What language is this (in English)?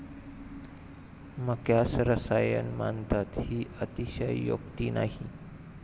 Marathi